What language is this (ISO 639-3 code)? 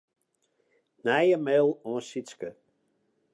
fry